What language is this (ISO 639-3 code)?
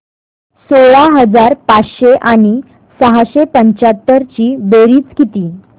mar